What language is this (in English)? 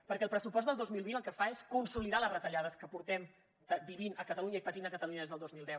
Catalan